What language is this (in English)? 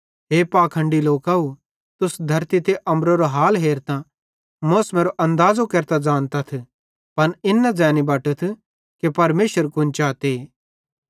Bhadrawahi